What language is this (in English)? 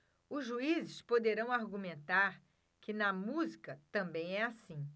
Portuguese